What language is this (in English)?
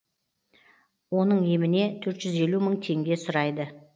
Kazakh